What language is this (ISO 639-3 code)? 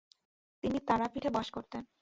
ben